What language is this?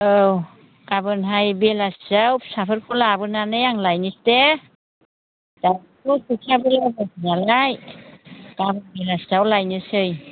Bodo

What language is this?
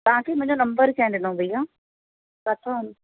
Sindhi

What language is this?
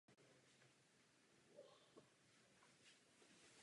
Czech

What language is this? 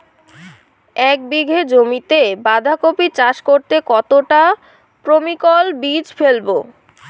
Bangla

